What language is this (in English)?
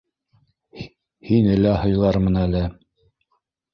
Bashkir